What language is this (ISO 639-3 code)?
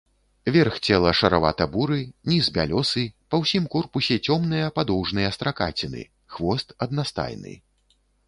bel